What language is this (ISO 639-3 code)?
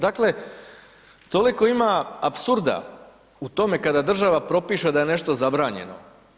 hrv